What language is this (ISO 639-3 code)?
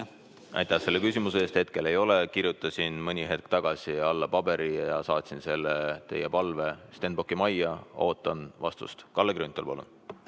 est